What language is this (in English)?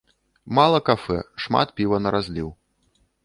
Belarusian